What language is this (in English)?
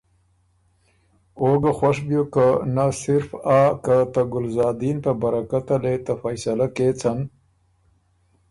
Ormuri